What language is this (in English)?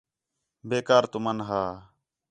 Khetrani